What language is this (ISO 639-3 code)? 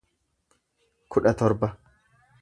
orm